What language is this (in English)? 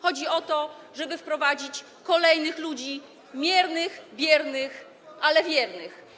Polish